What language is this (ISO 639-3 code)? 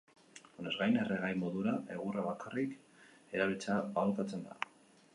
eus